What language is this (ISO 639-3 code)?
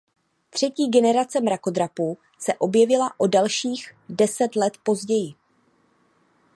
ces